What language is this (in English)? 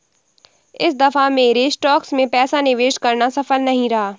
Hindi